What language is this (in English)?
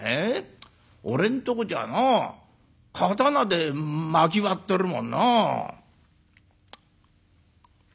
Japanese